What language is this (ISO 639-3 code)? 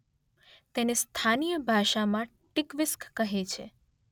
guj